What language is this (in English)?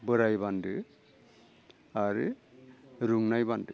Bodo